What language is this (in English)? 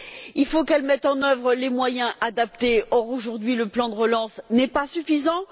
French